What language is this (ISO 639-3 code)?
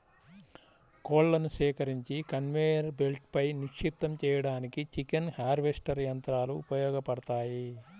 tel